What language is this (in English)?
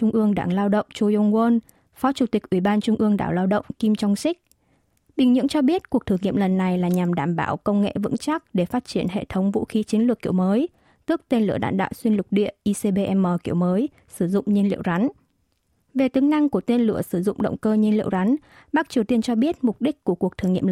Vietnamese